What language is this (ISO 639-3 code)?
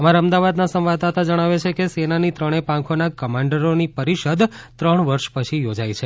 guj